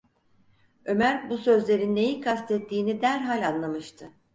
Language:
Turkish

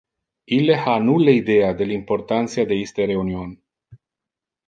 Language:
Interlingua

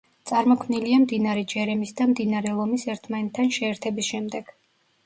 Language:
Georgian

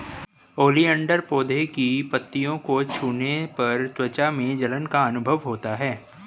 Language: Hindi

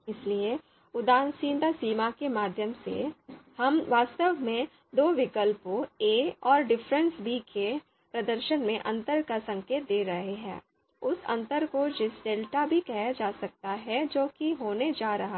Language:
Hindi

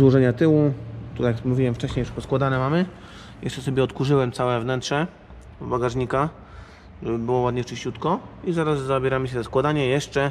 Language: Polish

